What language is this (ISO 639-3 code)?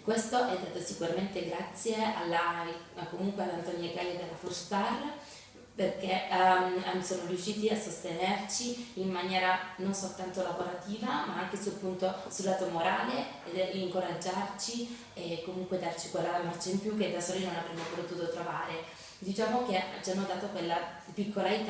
ita